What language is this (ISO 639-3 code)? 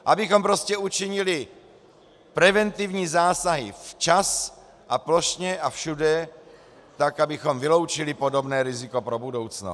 ces